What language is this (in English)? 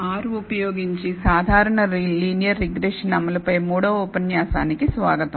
Telugu